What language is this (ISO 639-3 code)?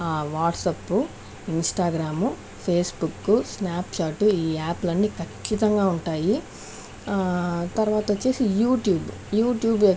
tel